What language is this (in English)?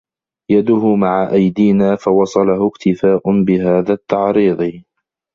Arabic